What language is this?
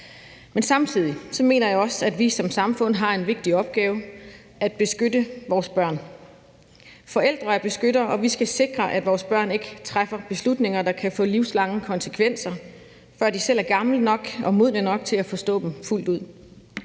Danish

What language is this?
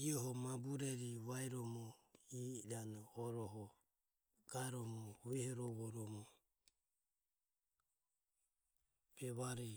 Ömie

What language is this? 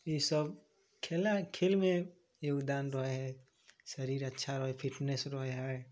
Maithili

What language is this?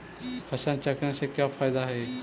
Magahi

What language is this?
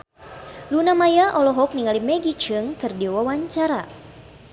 Sundanese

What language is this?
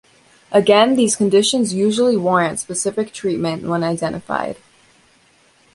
English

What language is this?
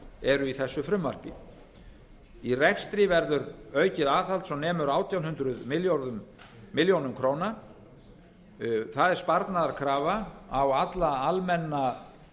Icelandic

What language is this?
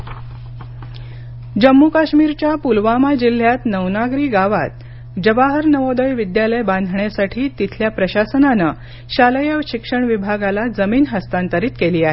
Marathi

